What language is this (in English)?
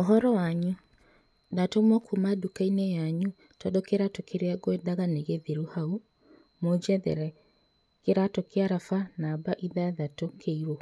Kikuyu